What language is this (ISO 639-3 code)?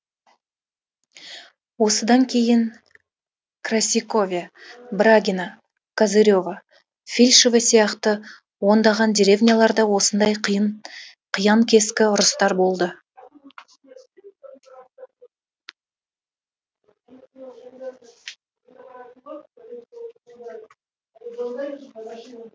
kaz